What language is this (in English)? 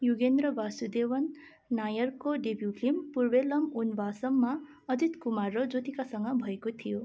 Nepali